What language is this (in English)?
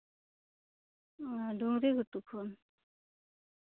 Santali